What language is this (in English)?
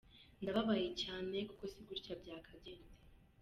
Kinyarwanda